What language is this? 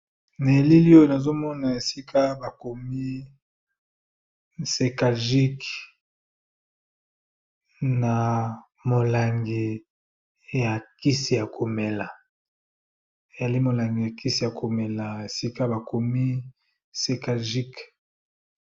Lingala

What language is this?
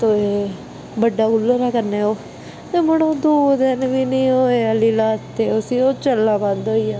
Dogri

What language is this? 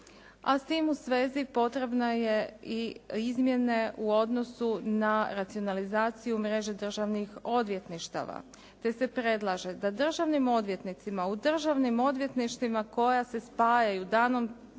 Croatian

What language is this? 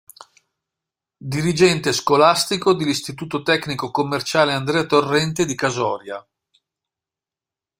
Italian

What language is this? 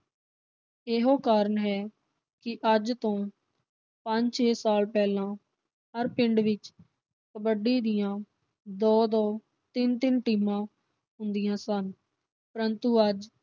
Punjabi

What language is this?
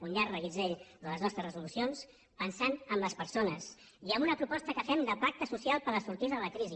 Catalan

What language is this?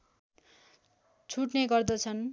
Nepali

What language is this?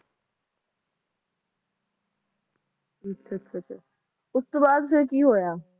Punjabi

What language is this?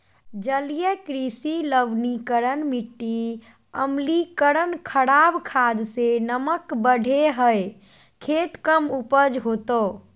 Magahi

